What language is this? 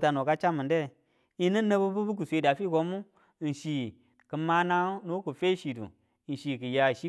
Tula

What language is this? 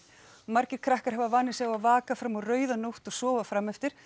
Icelandic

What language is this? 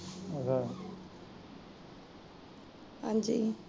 Punjabi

